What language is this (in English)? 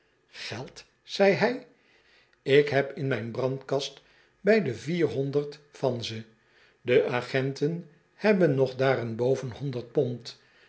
Dutch